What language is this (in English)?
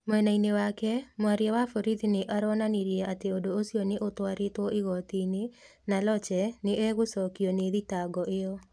Kikuyu